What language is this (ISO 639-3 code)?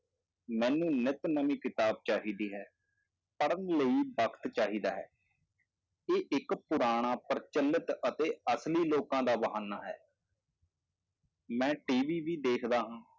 pan